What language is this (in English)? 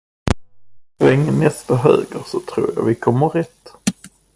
Swedish